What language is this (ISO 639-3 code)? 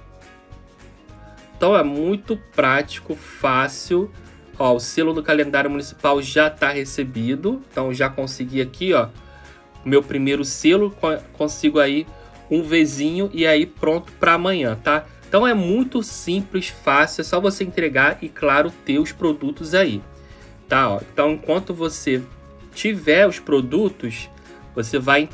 por